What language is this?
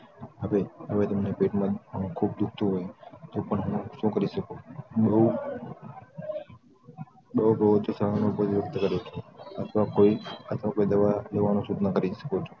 Gujarati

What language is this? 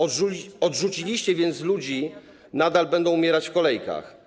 Polish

